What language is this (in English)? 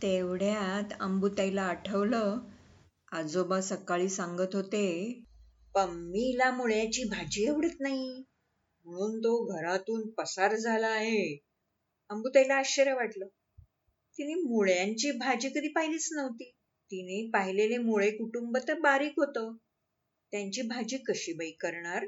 Marathi